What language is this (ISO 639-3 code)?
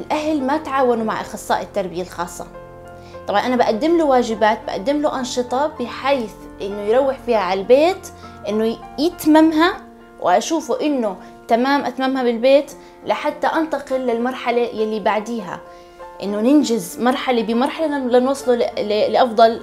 ara